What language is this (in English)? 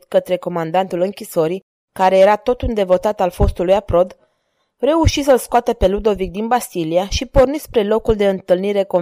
Romanian